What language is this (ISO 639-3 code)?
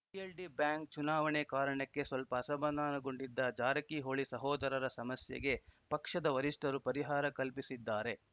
kan